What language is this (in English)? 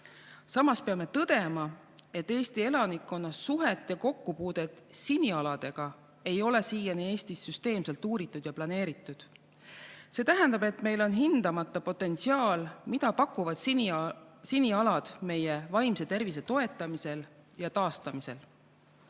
Estonian